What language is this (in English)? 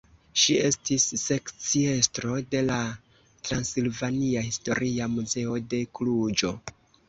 Esperanto